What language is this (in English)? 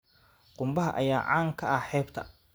Somali